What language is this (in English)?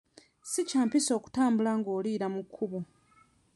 Ganda